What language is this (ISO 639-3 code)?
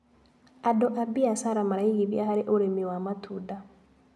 kik